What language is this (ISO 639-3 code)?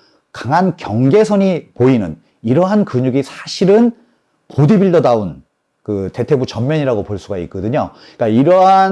kor